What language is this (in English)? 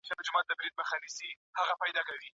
Pashto